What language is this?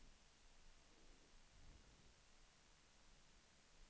Swedish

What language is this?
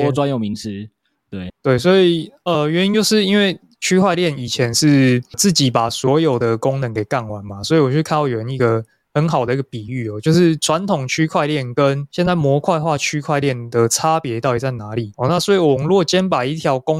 Chinese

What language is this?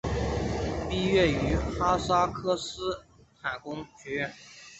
Chinese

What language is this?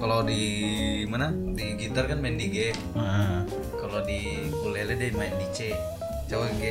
Indonesian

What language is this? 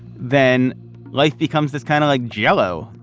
English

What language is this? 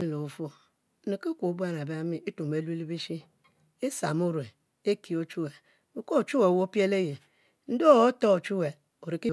Mbe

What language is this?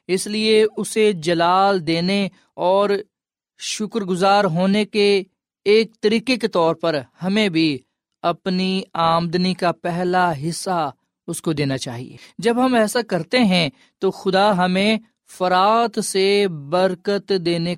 Urdu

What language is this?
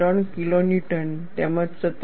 Gujarati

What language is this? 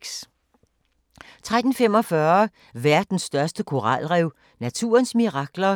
Danish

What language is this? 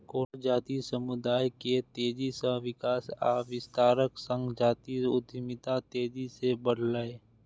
Maithili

